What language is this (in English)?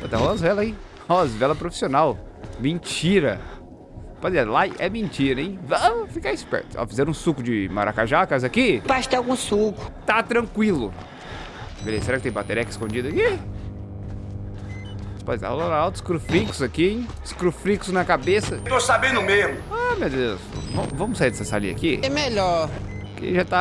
Portuguese